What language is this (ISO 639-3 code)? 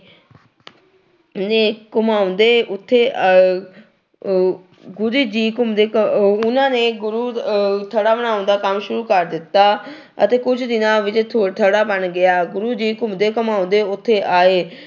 pan